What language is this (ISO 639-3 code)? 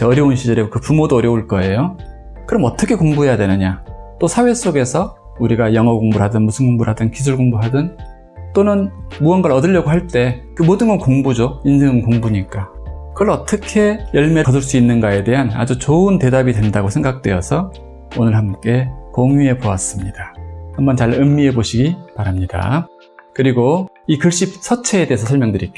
kor